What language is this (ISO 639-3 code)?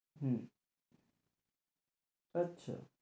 ben